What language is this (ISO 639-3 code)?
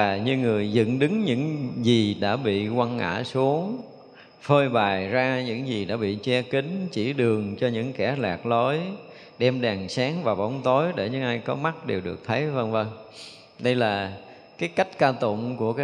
vie